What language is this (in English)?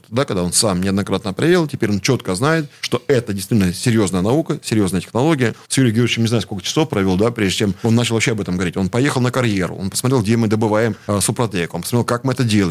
Russian